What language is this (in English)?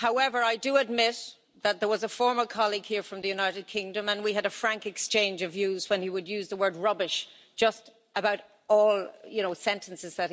English